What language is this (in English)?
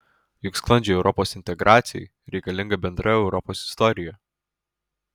Lithuanian